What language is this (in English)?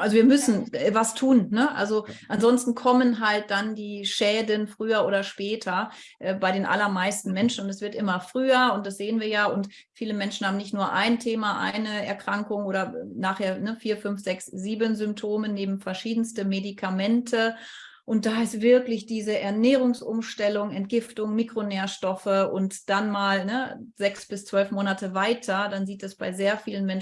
German